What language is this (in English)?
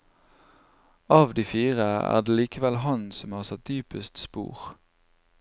Norwegian